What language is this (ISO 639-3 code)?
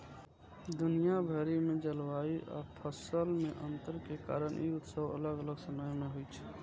mai